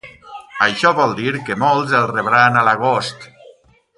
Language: Catalan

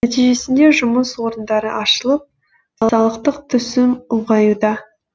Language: Kazakh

